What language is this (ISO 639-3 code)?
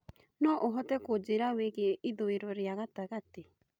kik